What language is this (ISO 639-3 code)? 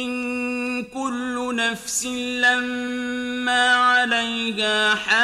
ron